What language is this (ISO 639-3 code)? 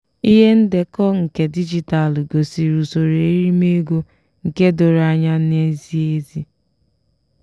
ibo